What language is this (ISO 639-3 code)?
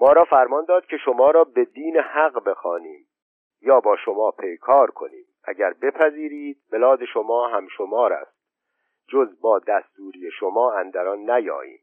fas